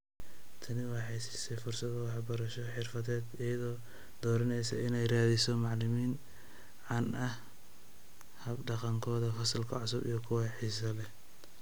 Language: Somali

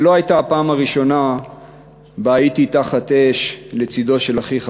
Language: Hebrew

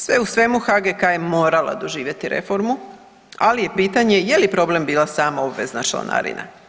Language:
Croatian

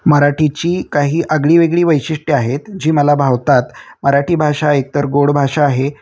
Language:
Marathi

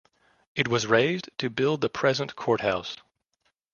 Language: English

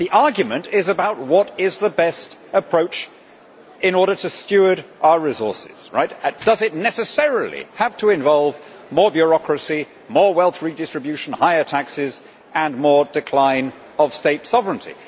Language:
English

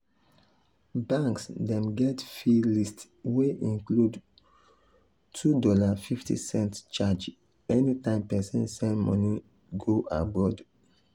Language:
Nigerian Pidgin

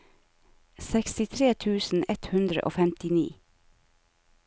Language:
Norwegian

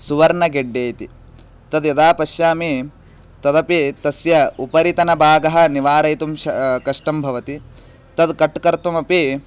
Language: Sanskrit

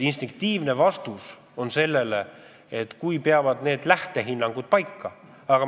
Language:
Estonian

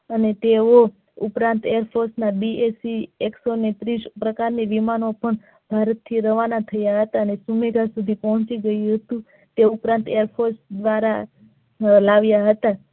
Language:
Gujarati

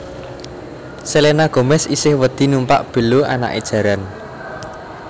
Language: Javanese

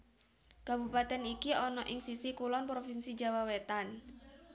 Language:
Javanese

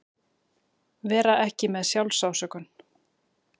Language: Icelandic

